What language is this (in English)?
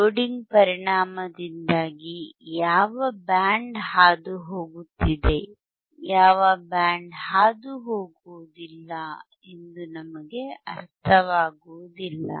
Kannada